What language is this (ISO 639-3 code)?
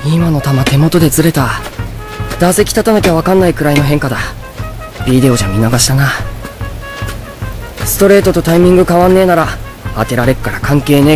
jpn